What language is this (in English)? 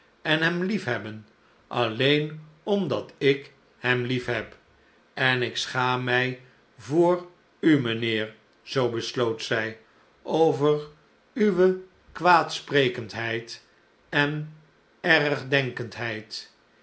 Dutch